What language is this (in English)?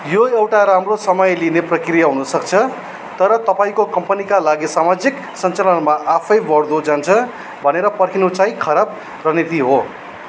Nepali